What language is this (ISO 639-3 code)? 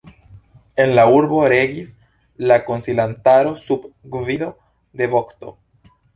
epo